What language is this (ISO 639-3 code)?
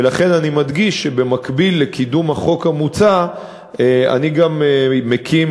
heb